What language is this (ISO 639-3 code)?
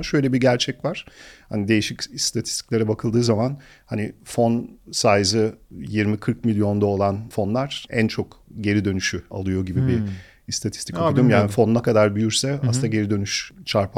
tur